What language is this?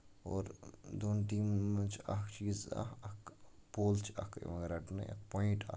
Kashmiri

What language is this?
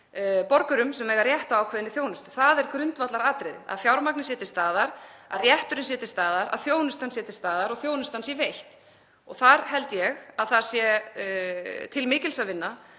Icelandic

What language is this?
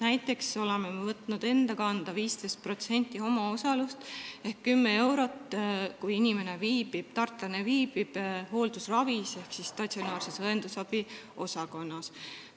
Estonian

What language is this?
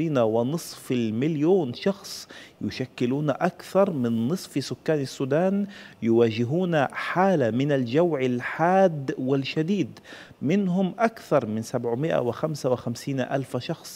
Arabic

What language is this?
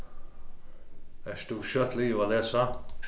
Faroese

